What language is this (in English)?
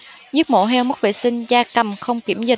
Vietnamese